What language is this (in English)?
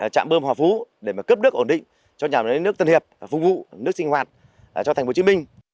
Vietnamese